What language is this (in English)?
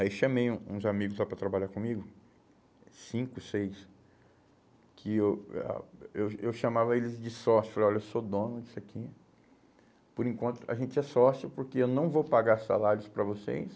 Portuguese